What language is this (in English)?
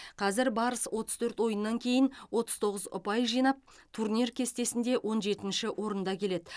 Kazakh